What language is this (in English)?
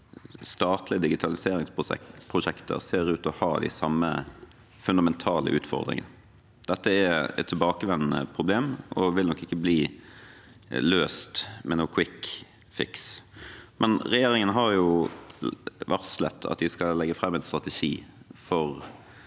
Norwegian